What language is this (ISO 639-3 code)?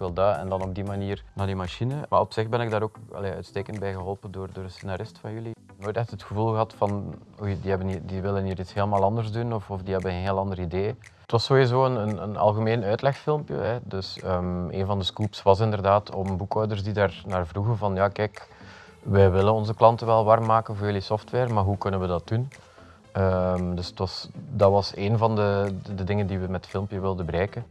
nld